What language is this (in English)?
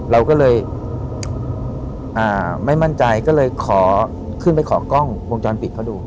Thai